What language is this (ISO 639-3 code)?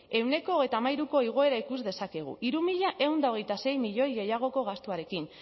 eus